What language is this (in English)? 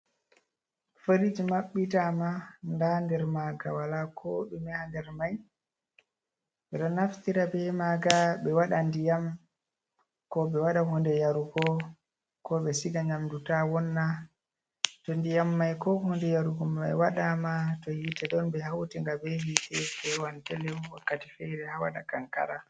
Fula